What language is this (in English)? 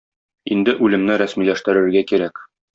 Tatar